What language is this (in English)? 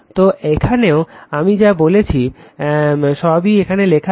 Bangla